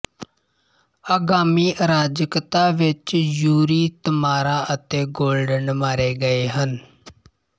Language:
Punjabi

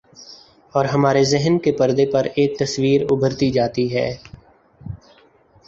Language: Urdu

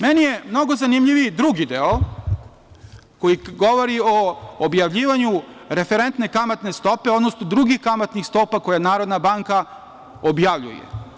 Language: Serbian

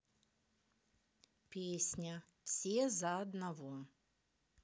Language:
Russian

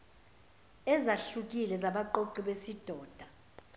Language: Zulu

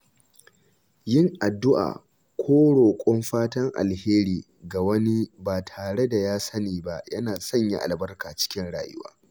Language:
Hausa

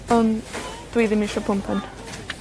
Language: Welsh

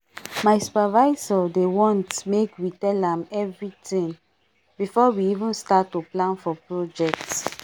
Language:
Nigerian Pidgin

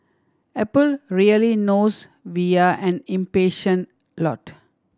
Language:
English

